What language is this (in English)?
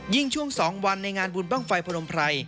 Thai